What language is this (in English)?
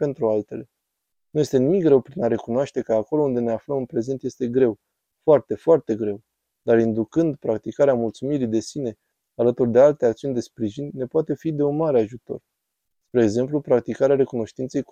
Romanian